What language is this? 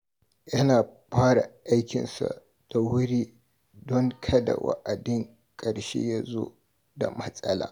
Hausa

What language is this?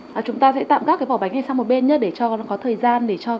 Vietnamese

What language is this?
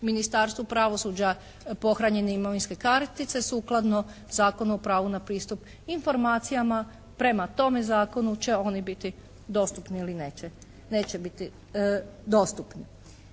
Croatian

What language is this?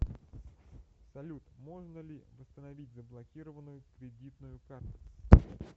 Russian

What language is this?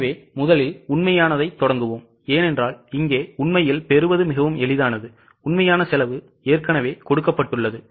Tamil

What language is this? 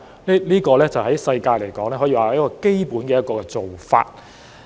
Cantonese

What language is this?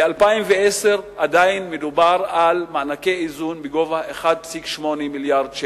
Hebrew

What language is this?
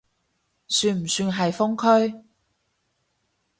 Cantonese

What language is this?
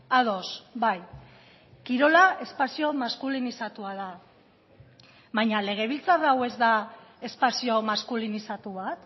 Basque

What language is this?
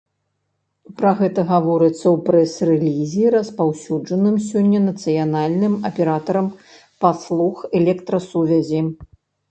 Belarusian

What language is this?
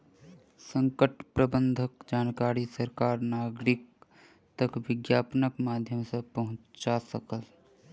Maithili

